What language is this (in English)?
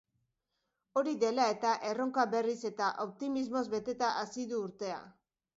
Basque